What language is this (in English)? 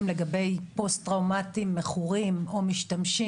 Hebrew